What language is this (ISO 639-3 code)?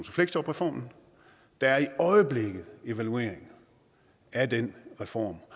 dan